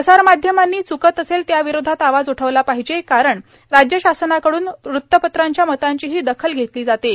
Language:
Marathi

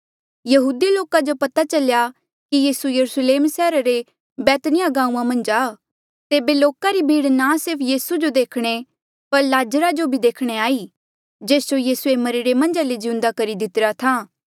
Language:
Mandeali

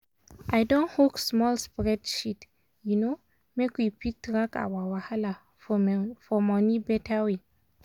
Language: Nigerian Pidgin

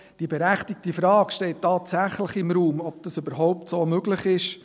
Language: Swiss German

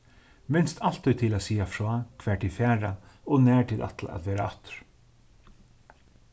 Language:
Faroese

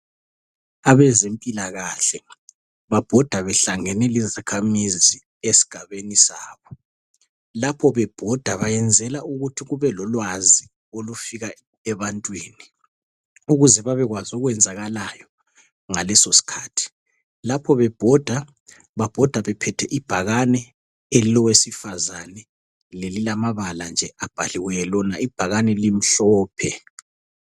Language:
North Ndebele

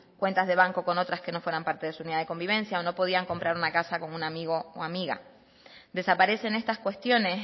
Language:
Spanish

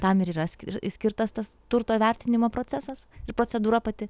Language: Lithuanian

